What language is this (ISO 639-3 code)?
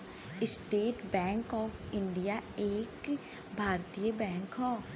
bho